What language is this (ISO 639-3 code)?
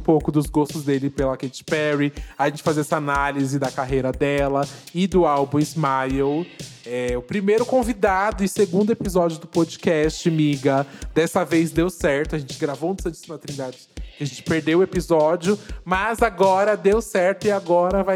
por